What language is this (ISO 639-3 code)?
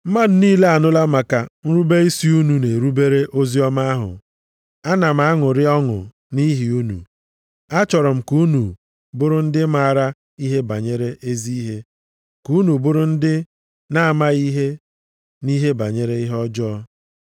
ibo